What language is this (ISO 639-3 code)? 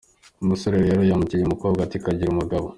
kin